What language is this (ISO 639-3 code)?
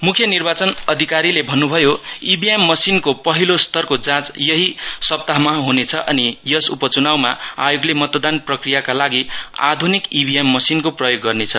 nep